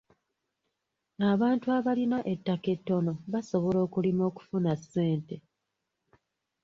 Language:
Ganda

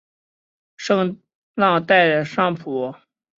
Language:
Chinese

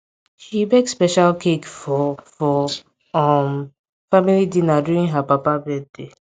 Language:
Nigerian Pidgin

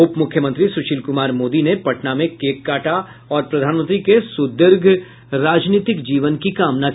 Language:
Hindi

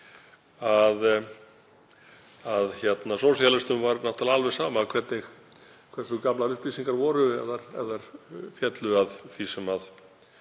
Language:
Icelandic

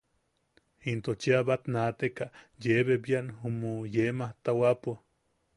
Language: Yaqui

